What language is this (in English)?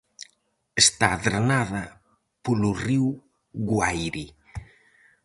Galician